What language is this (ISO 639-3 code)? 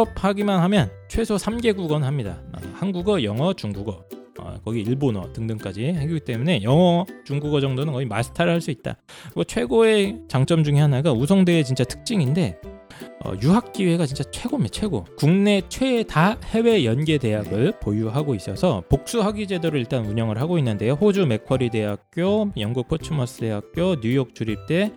kor